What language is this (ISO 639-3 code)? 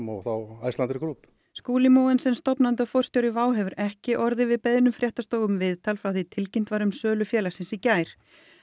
isl